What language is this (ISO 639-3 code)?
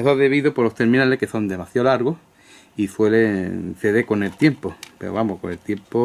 spa